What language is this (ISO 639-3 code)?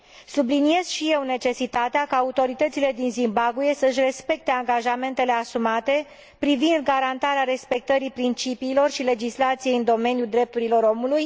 ron